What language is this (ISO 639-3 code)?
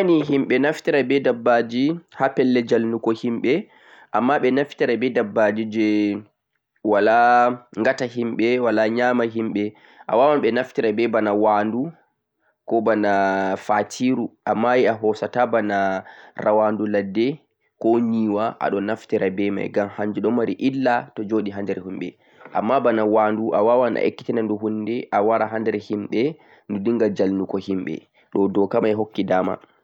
fuq